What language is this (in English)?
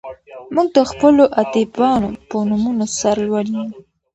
Pashto